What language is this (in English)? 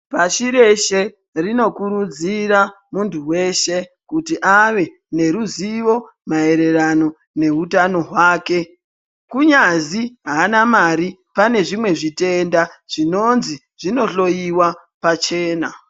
Ndau